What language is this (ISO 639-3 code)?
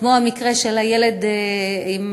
heb